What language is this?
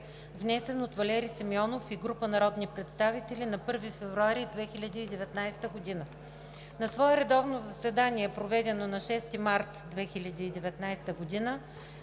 Bulgarian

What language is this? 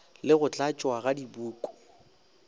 Northern Sotho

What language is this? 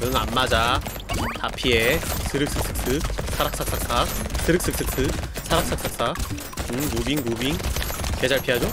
Korean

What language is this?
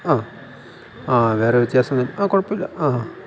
Malayalam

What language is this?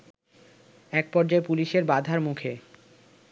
Bangla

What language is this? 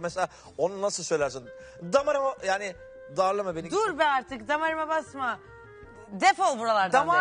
Turkish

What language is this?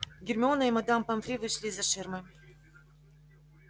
Russian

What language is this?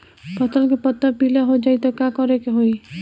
Bhojpuri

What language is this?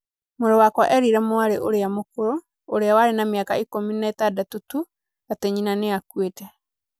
Kikuyu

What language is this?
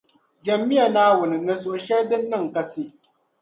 Dagbani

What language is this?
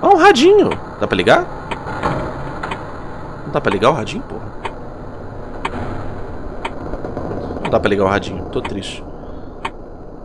Portuguese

